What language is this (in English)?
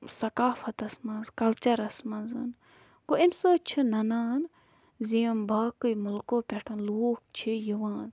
Kashmiri